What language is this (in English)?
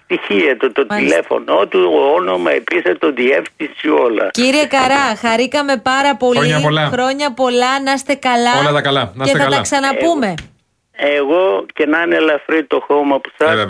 Greek